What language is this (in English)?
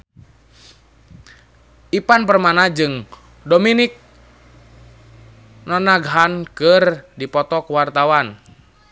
Sundanese